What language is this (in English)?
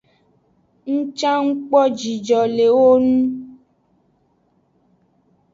Aja (Benin)